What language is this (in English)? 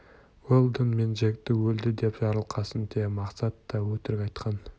Kazakh